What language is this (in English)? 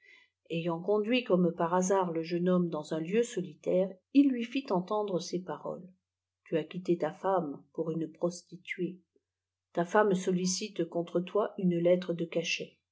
French